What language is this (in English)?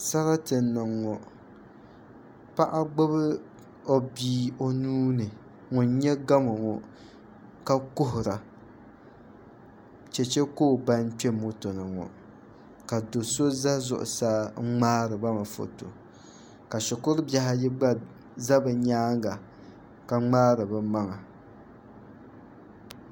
Dagbani